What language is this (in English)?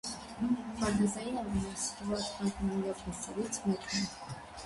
Armenian